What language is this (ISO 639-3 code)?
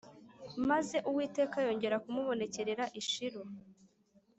kin